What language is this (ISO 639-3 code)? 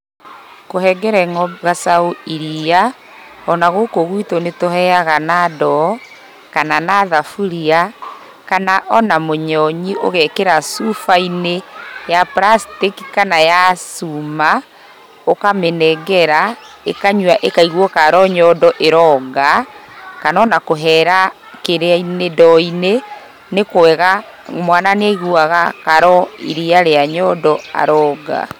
kik